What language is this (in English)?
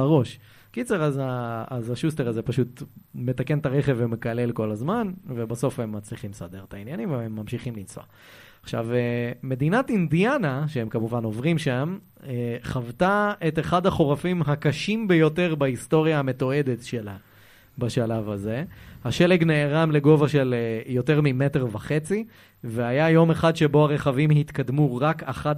Hebrew